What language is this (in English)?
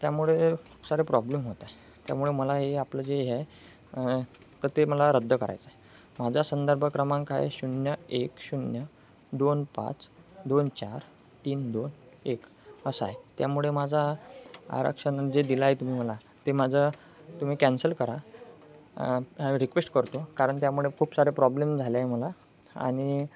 Marathi